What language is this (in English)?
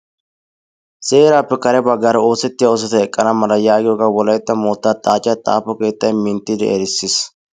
Wolaytta